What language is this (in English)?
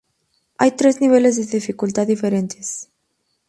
Spanish